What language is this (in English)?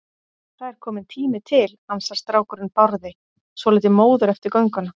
Icelandic